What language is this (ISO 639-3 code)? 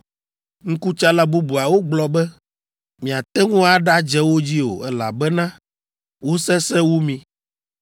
ewe